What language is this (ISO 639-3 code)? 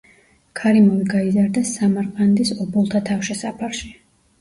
kat